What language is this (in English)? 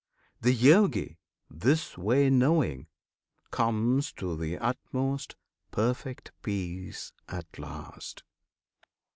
English